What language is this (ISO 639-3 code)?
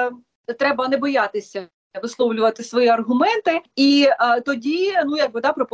ukr